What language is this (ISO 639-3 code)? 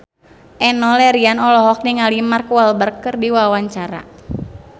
sun